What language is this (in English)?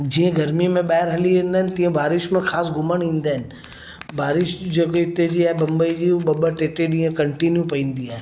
Sindhi